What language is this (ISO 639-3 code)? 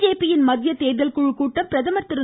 tam